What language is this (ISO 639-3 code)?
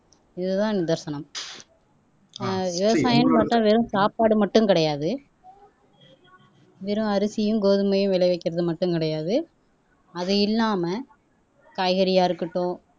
tam